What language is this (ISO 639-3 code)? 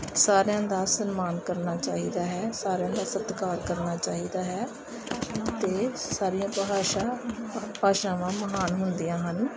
pan